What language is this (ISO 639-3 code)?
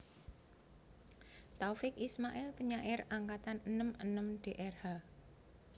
jav